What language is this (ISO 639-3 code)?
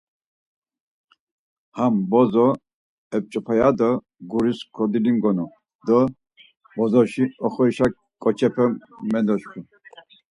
lzz